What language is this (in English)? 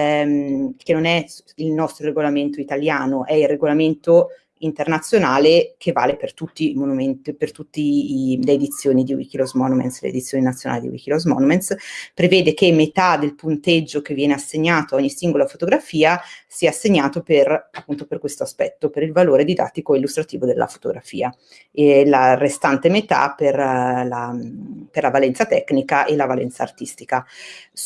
Italian